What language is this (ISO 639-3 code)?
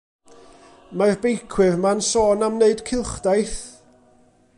cym